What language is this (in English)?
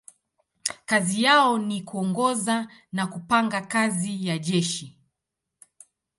Swahili